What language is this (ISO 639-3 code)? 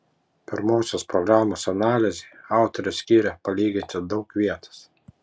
lit